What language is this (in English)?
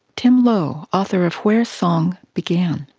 English